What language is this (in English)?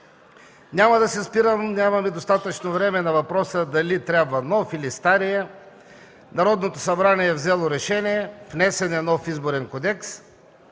Bulgarian